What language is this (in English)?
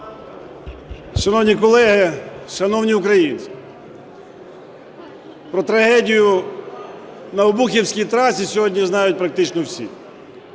Ukrainian